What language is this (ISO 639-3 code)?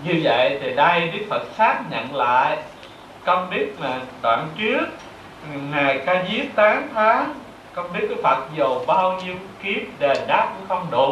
vie